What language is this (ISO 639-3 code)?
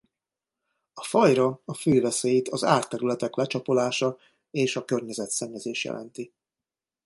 hun